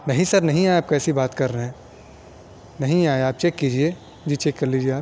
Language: Urdu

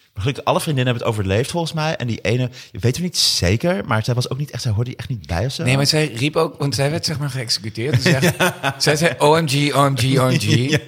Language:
Dutch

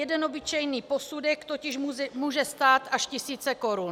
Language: Czech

